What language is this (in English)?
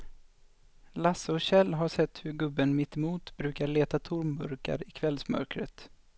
Swedish